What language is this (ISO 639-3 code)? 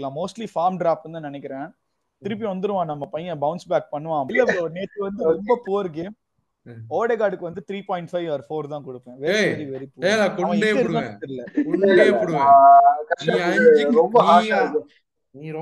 tam